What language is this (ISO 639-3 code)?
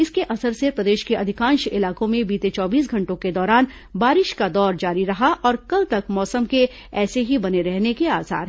hin